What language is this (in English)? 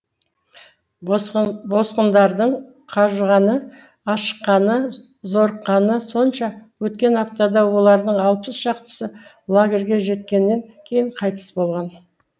Kazakh